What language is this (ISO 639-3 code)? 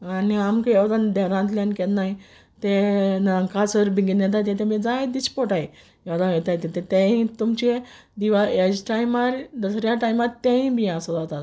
kok